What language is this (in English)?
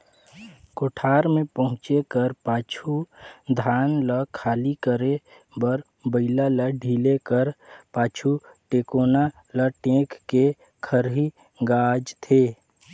Chhattisgarhi